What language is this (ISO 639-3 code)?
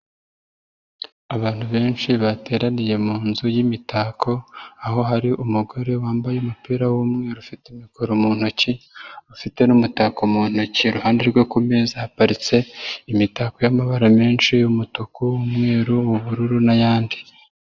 kin